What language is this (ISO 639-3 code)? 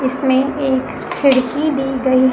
hin